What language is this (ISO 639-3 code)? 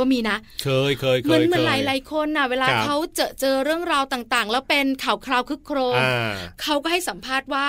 tha